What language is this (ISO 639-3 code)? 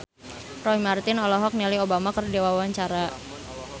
sun